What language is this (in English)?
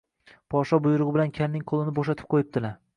Uzbek